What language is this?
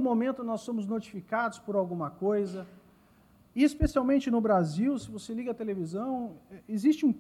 Portuguese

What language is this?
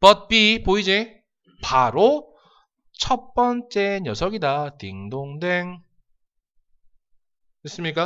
Korean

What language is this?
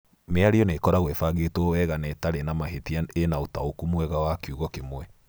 Kikuyu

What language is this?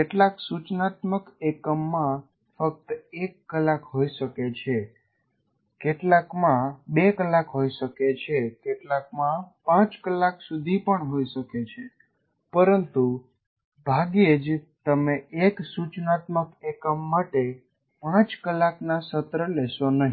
Gujarati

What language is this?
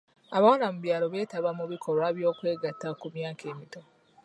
Ganda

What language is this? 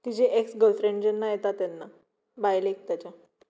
Konkani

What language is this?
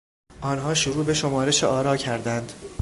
Persian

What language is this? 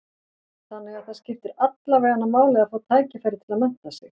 Icelandic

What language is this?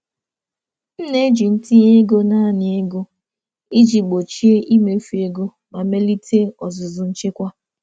Igbo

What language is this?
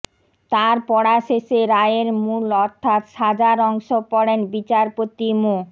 Bangla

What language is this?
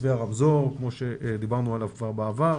Hebrew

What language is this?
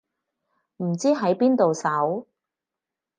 Cantonese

